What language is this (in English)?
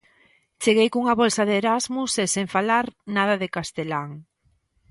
Galician